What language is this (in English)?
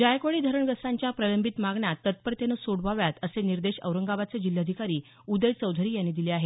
Marathi